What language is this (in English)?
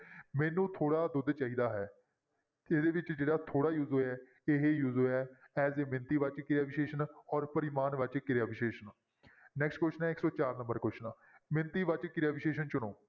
Punjabi